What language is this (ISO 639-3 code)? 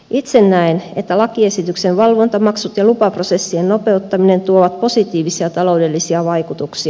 fin